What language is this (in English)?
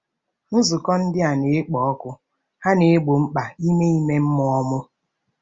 Igbo